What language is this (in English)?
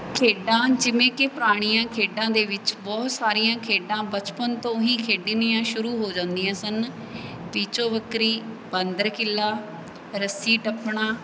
Punjabi